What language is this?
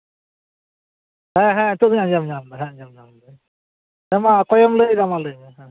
Santali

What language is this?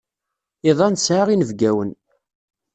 Kabyle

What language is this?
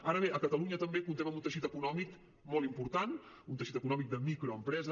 Catalan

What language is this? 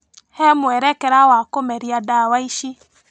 Kikuyu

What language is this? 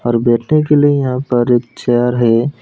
Hindi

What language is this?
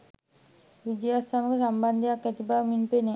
Sinhala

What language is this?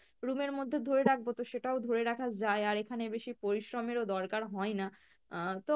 Bangla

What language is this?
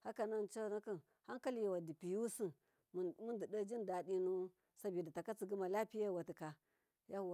Miya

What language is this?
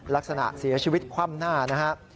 Thai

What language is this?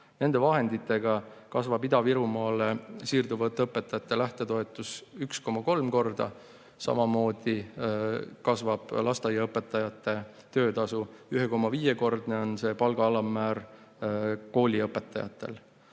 Estonian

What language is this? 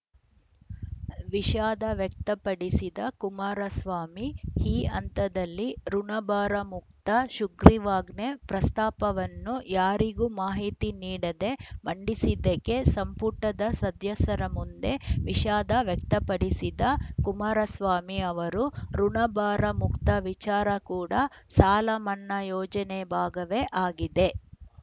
Kannada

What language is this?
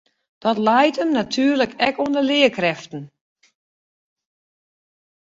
Western Frisian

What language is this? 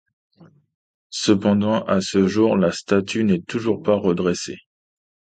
French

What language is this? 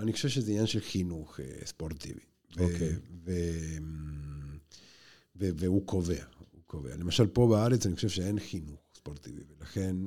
Hebrew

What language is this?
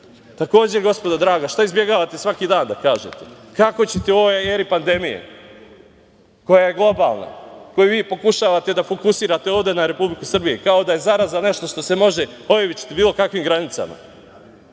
Serbian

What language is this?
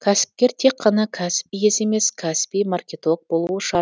Kazakh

